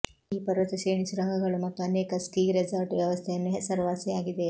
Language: Kannada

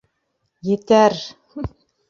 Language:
Bashkir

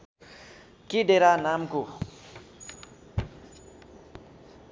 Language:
Nepali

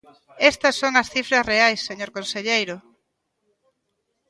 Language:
Galician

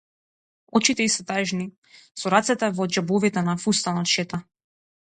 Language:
Macedonian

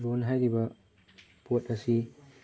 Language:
Manipuri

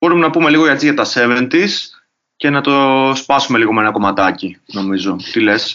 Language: Greek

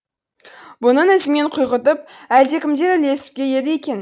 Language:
Kazakh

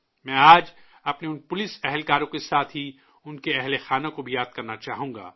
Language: Urdu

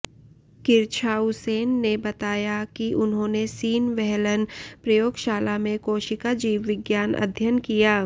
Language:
Hindi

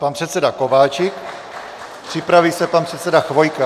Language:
Czech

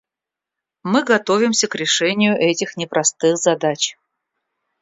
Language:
Russian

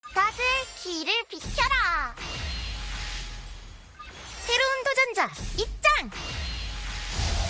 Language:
Korean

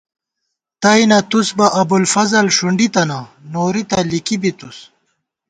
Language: Gawar-Bati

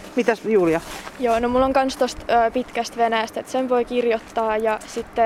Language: Finnish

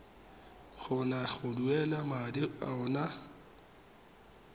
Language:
Tswana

